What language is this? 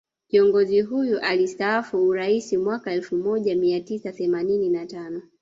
Swahili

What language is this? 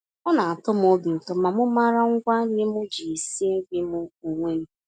Igbo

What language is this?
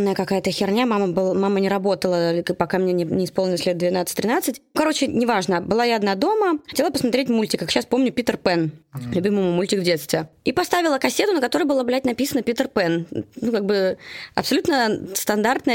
Russian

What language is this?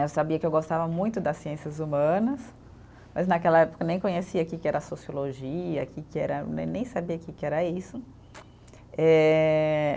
Portuguese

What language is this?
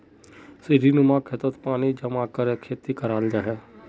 Magahi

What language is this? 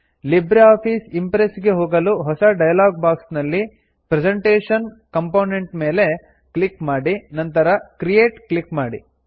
Kannada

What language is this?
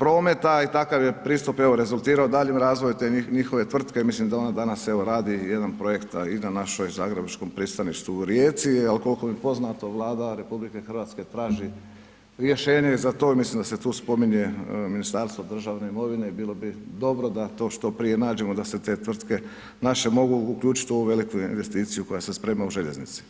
Croatian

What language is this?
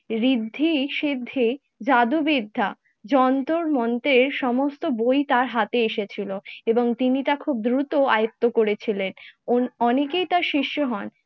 Bangla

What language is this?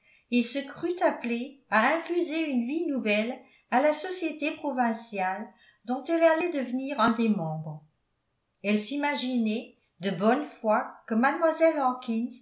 French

